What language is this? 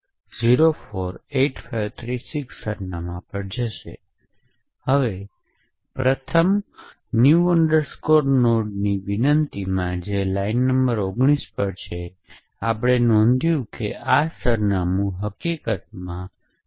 Gujarati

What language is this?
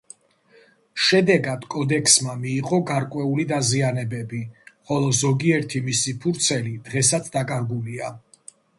Georgian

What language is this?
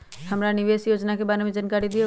Magahi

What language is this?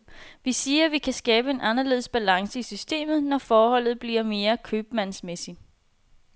Danish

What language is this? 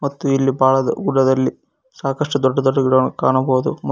Kannada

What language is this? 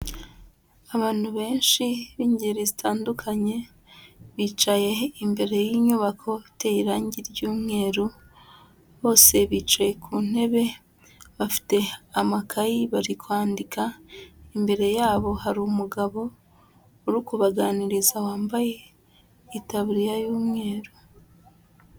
Kinyarwanda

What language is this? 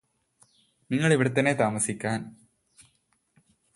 Malayalam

